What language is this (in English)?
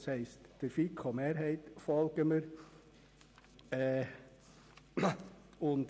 Swiss German